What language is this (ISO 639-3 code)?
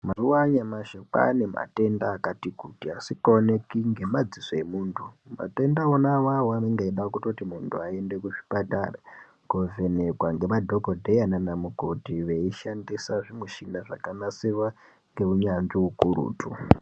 ndc